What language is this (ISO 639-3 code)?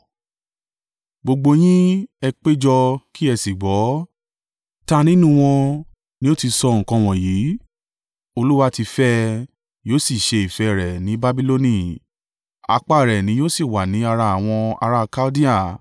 yor